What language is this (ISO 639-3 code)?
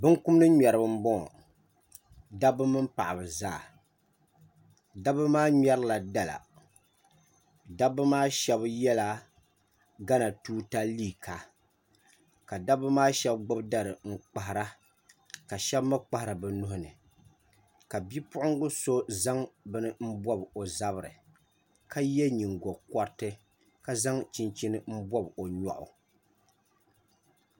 dag